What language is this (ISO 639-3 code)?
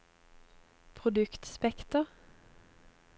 nor